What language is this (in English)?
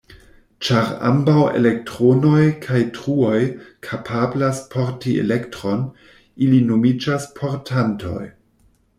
Esperanto